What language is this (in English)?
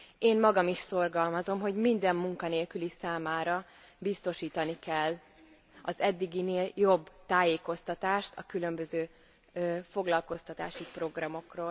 Hungarian